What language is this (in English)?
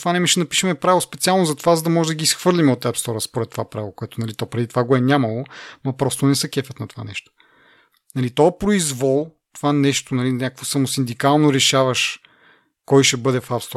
Bulgarian